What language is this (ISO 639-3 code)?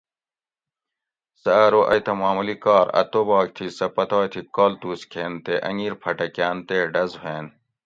gwc